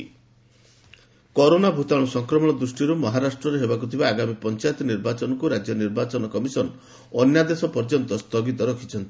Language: Odia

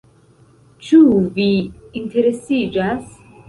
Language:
Esperanto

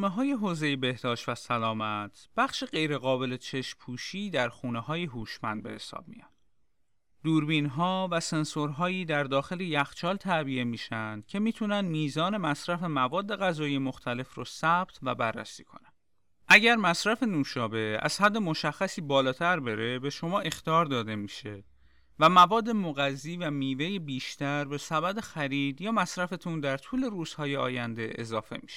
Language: Persian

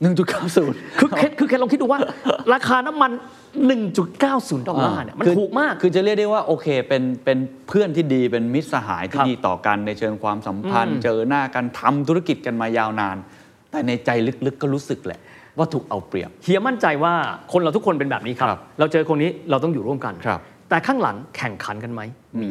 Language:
Thai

